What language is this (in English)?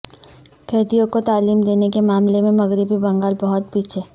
Urdu